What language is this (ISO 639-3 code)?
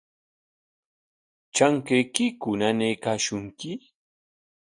qwa